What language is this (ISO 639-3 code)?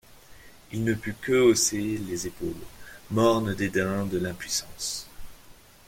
fra